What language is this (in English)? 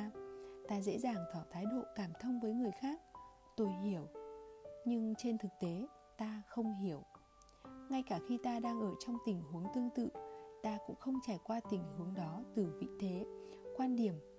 Vietnamese